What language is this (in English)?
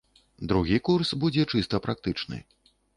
Belarusian